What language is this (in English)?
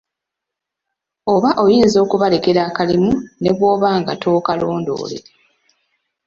Ganda